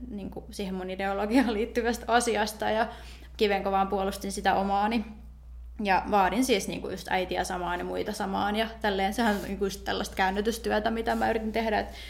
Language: Finnish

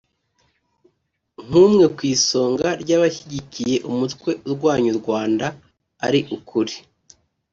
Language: Kinyarwanda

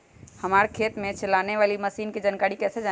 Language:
Magahi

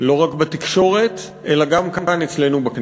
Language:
Hebrew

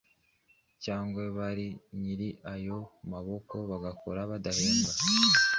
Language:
Kinyarwanda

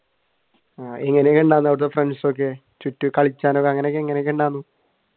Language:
Malayalam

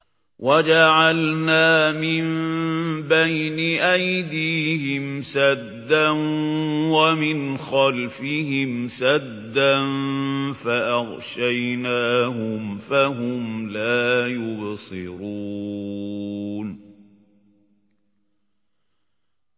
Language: Arabic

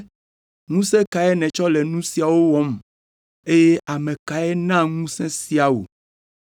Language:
Ewe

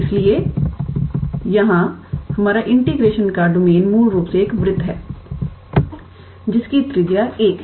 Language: Hindi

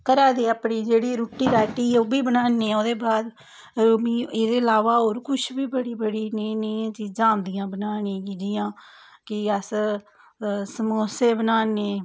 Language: Dogri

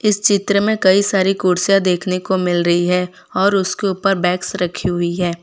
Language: Hindi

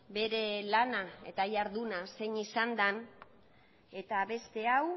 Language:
Basque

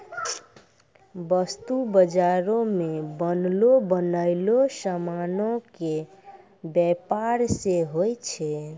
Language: Maithili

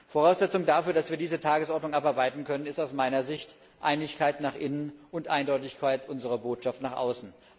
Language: German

